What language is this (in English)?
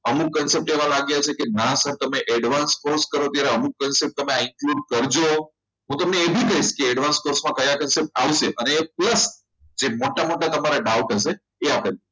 Gujarati